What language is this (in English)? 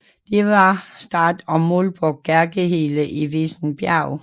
Danish